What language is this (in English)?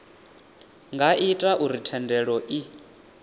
Venda